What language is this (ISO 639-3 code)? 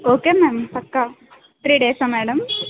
tel